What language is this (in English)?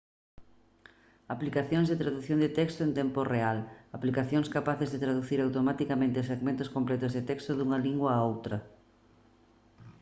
Galician